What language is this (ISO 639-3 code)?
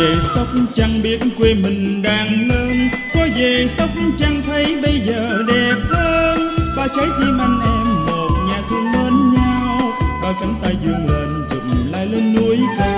vie